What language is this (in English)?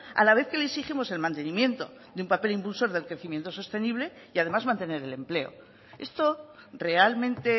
Spanish